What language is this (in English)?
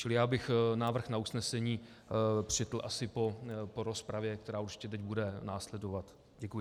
Czech